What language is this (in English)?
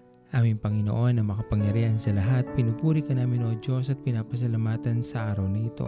Filipino